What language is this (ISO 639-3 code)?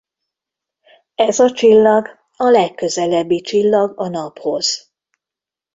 hun